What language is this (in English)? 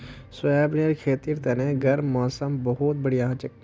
Magahi